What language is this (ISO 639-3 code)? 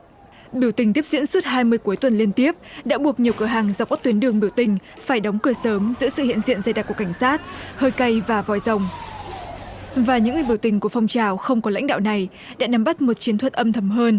vie